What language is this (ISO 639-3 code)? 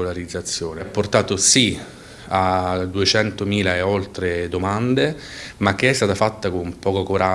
ita